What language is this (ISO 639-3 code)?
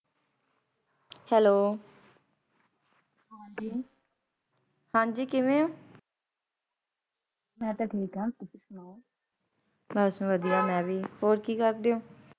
pan